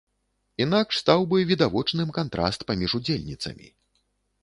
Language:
Belarusian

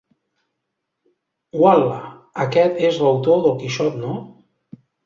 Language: Catalan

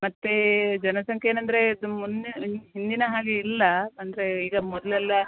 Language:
Kannada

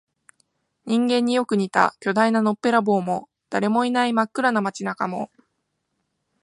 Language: Japanese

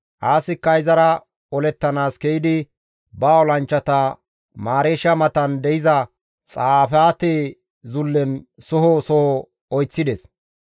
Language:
Gamo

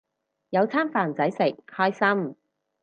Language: Cantonese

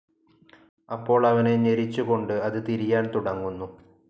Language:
Malayalam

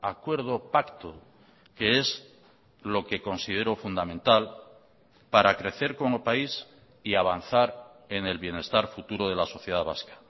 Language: Spanish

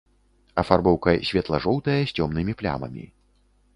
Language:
Belarusian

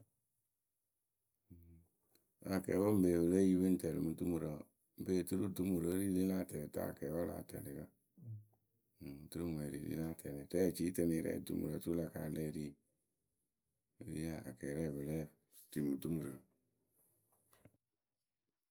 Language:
Akebu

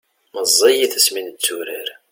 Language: Kabyle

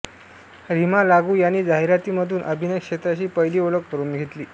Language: Marathi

